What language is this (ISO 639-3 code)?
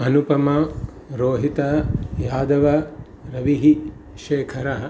san